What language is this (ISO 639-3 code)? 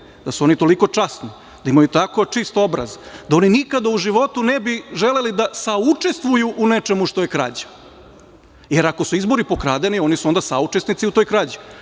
srp